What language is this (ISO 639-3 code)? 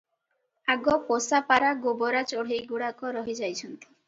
ori